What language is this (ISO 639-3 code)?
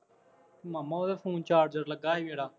pan